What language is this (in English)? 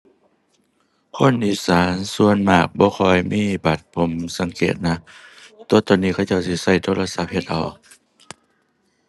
Thai